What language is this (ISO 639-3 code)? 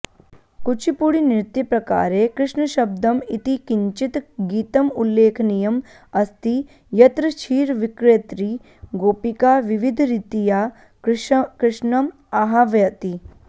san